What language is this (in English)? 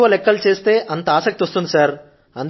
Telugu